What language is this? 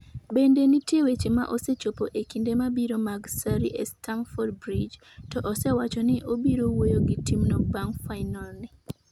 Luo (Kenya and Tanzania)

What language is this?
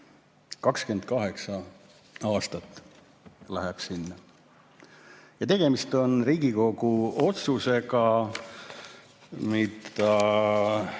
Estonian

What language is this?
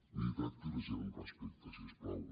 Catalan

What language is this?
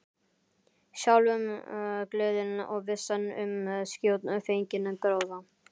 Icelandic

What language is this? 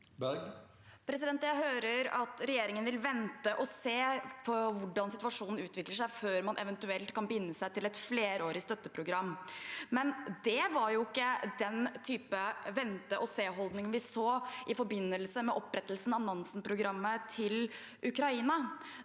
Norwegian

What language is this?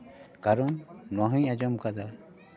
Santali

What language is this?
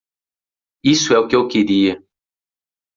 Portuguese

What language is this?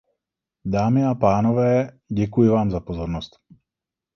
Czech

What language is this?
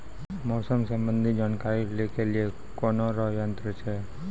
Maithili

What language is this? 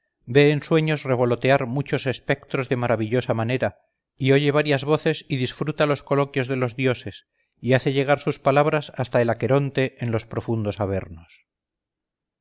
Spanish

